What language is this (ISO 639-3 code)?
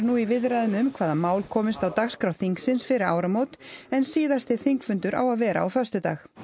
isl